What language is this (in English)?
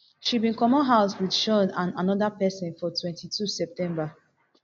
Nigerian Pidgin